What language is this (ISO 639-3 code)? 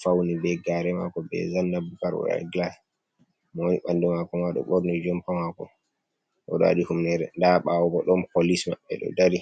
ful